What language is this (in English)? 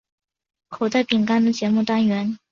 Chinese